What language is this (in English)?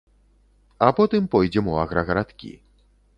Belarusian